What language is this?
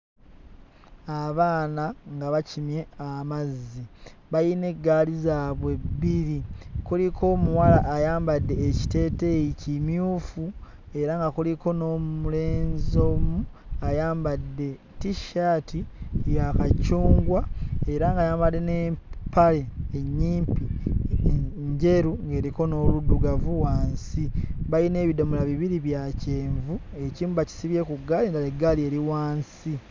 Ganda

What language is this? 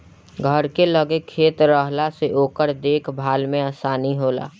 Bhojpuri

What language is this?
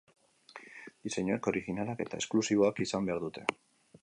Basque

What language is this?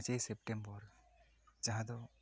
Santali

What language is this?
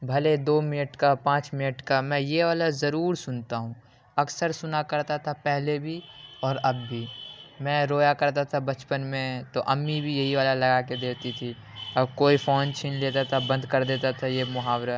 Urdu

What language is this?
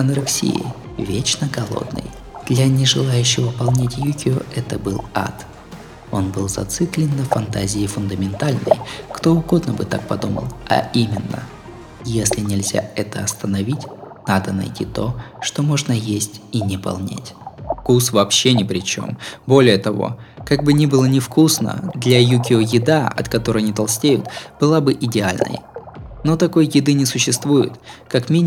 Russian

